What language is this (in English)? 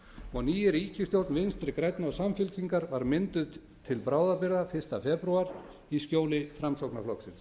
Icelandic